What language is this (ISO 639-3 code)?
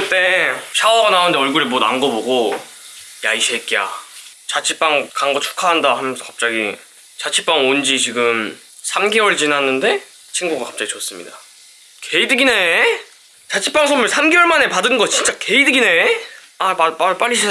kor